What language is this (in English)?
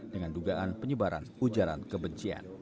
Indonesian